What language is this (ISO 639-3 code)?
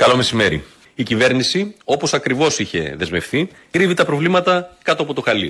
ell